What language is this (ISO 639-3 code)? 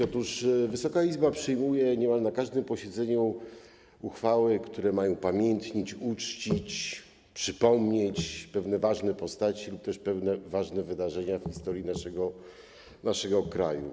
pol